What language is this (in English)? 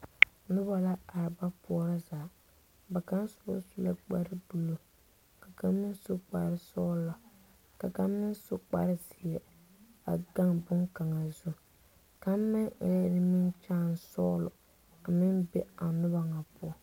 Southern Dagaare